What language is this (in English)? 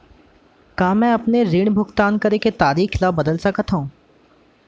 Chhattisgarhi